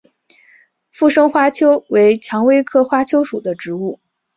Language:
Chinese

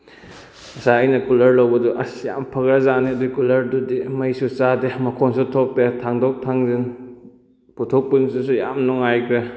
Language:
Manipuri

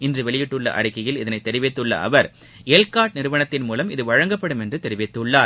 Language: Tamil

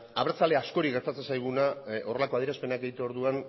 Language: Basque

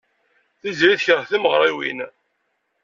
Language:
Kabyle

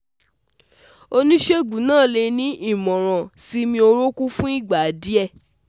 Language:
Yoruba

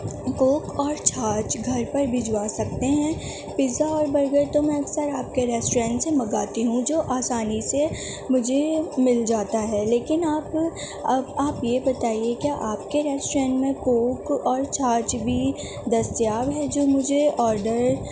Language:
Urdu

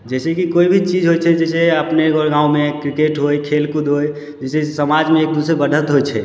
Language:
Maithili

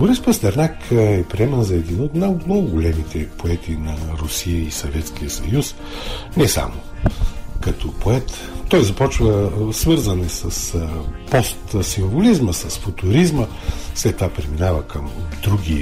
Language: Bulgarian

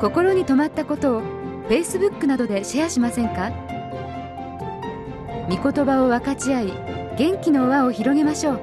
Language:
Japanese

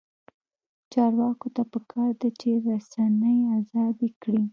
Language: Pashto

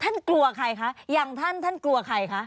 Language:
Thai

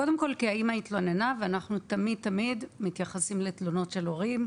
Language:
Hebrew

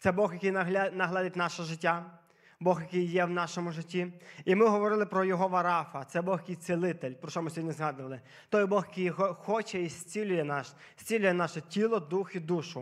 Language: Ukrainian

